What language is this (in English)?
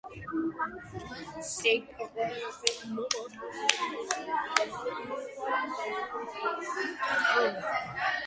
Georgian